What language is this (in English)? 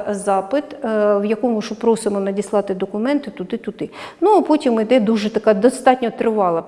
Ukrainian